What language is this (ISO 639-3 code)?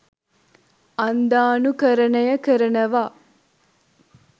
sin